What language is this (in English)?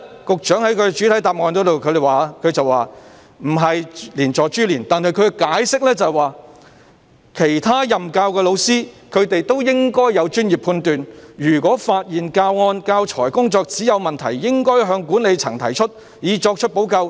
Cantonese